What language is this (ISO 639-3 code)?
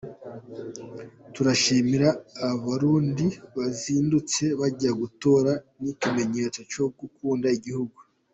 kin